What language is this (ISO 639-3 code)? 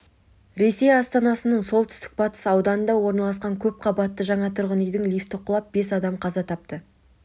kaz